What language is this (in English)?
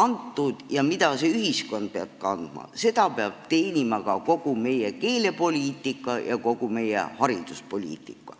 Estonian